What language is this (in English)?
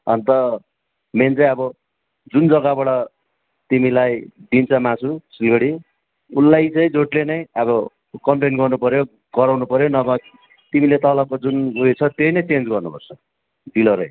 Nepali